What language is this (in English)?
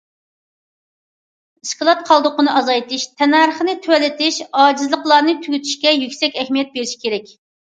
Uyghur